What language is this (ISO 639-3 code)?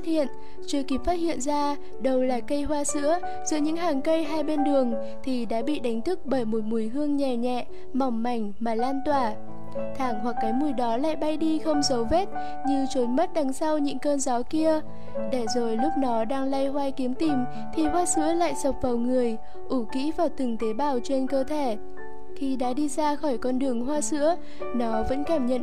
vie